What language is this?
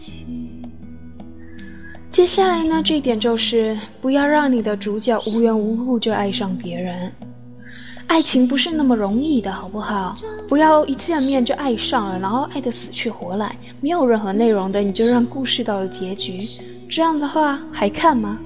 Chinese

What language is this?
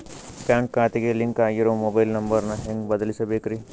Kannada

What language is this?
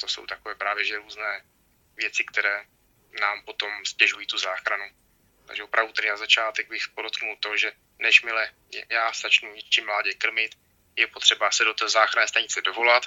Czech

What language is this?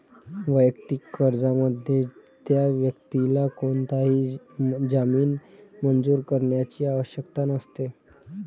Marathi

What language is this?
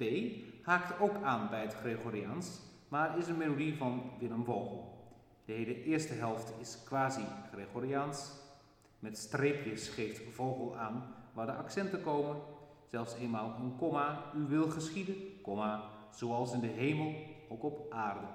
Dutch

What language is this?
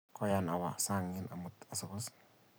Kalenjin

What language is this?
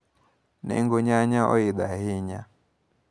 Luo (Kenya and Tanzania)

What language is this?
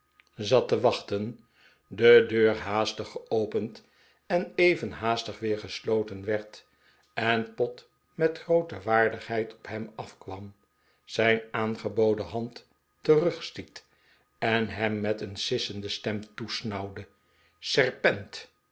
Dutch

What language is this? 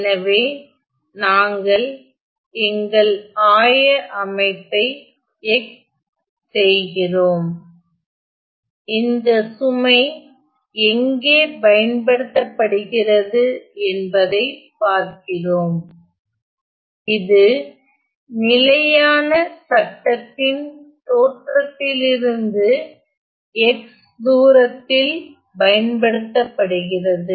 Tamil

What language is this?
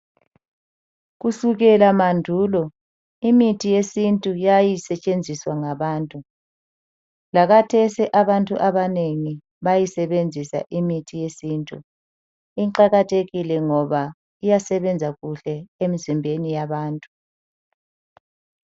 North Ndebele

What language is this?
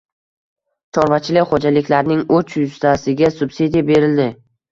Uzbek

